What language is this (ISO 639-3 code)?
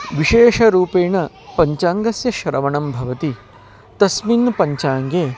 san